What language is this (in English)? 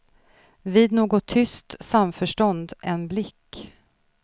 Swedish